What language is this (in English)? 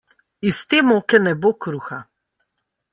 Slovenian